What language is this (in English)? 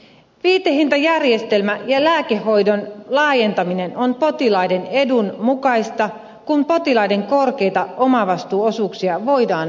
Finnish